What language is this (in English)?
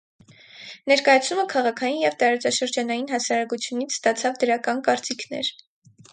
Armenian